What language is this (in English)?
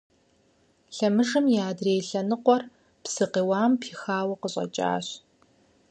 Kabardian